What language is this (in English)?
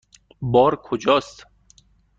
Persian